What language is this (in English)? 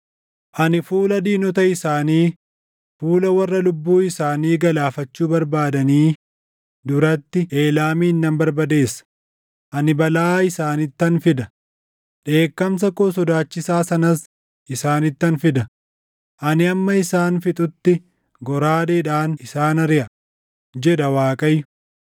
Oromo